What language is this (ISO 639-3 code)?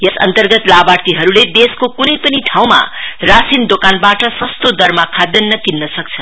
nep